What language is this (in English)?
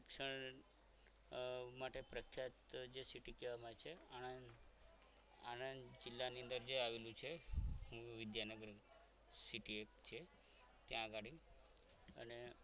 Gujarati